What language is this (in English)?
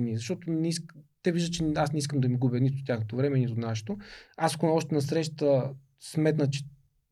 Bulgarian